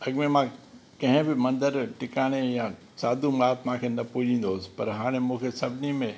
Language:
Sindhi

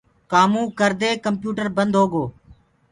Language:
Gurgula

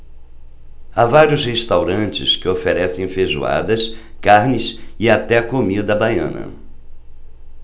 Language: Portuguese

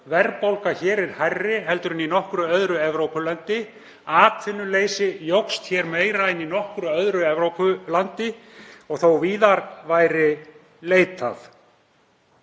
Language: Icelandic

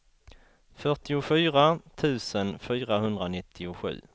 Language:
Swedish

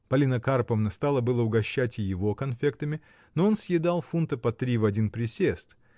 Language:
Russian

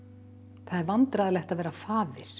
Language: Icelandic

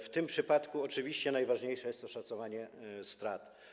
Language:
Polish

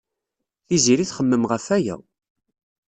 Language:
Kabyle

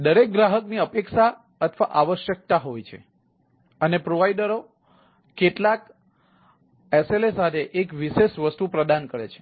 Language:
Gujarati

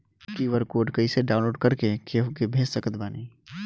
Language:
Bhojpuri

